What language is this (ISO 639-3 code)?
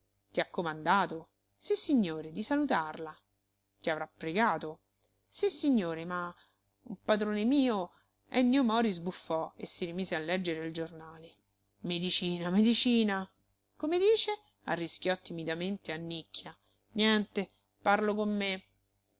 ita